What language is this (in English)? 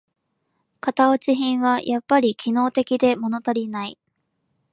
Japanese